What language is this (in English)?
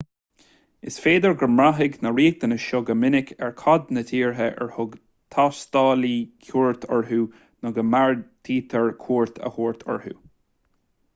Irish